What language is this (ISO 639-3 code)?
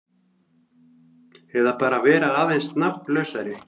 isl